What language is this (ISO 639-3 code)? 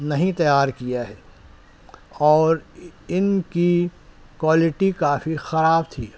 urd